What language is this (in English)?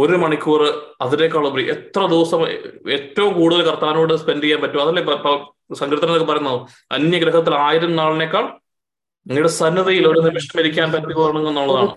Malayalam